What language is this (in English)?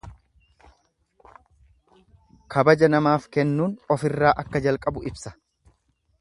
Oromo